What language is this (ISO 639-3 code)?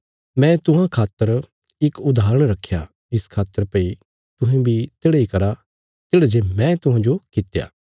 kfs